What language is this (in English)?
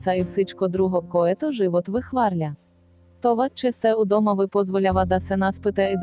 Bulgarian